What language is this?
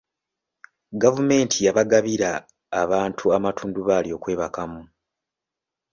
Ganda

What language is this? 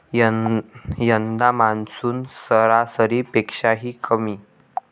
Marathi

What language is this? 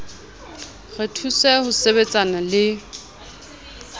Southern Sotho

